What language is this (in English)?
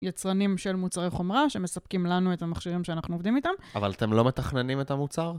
Hebrew